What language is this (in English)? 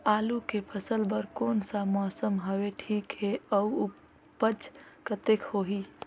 Chhattisgarhi